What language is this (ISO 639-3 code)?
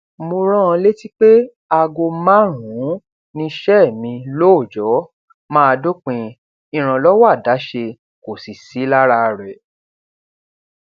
yor